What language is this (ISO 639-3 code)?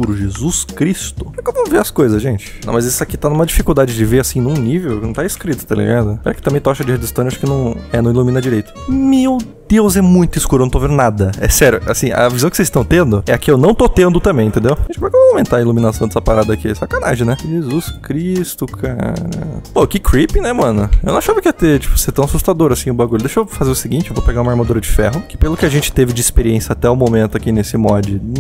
por